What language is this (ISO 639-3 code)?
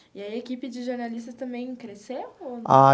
por